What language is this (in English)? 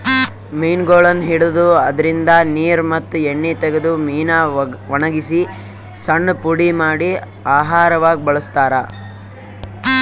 Kannada